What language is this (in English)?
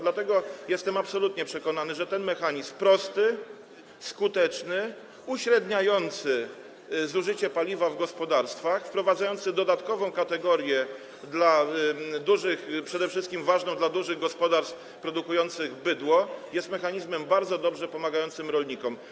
Polish